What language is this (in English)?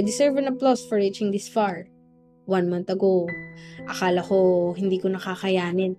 Filipino